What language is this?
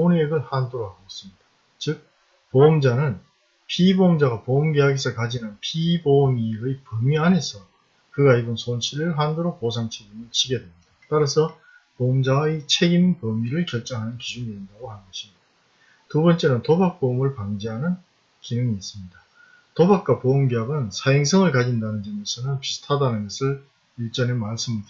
Korean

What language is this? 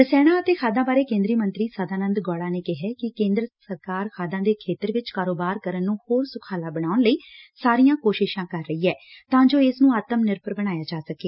Punjabi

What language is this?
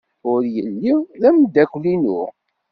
Kabyle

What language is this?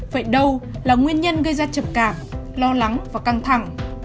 Vietnamese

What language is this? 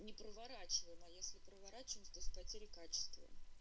Russian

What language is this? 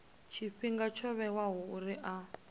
Venda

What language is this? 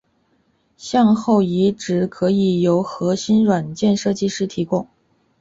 Chinese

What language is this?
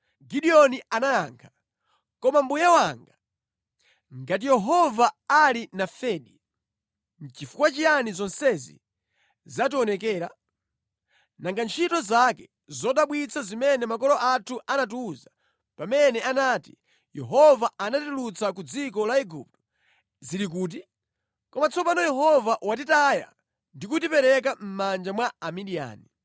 Nyanja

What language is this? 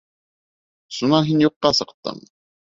Bashkir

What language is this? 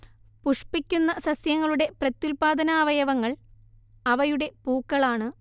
Malayalam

